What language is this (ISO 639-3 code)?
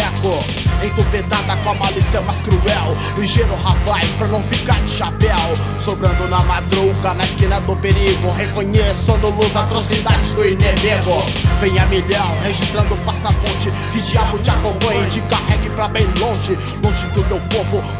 por